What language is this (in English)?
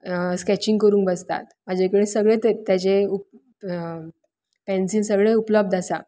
Konkani